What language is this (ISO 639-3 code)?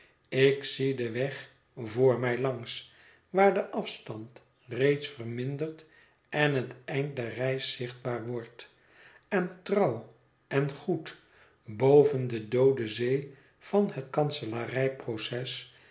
nld